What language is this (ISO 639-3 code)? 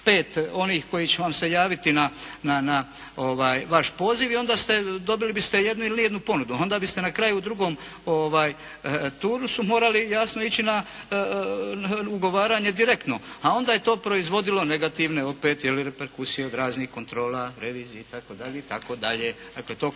hrv